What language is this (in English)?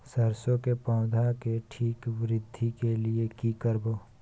Maithili